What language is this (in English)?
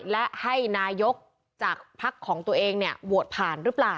Thai